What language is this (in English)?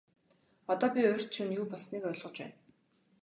Mongolian